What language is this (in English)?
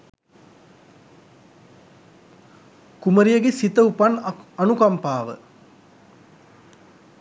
Sinhala